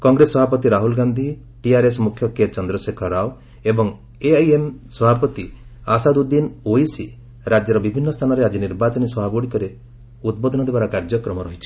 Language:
Odia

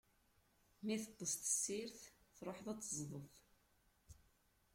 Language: Kabyle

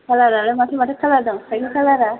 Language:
Bodo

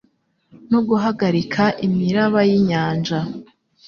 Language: Kinyarwanda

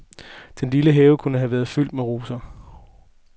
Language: Danish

